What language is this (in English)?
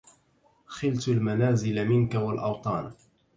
Arabic